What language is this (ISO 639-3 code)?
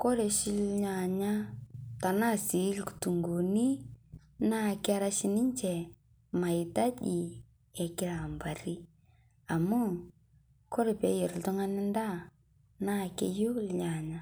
mas